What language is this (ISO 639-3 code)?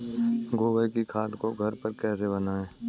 hin